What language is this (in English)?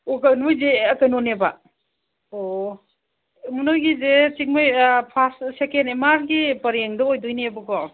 Manipuri